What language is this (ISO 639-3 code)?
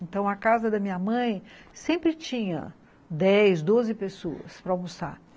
por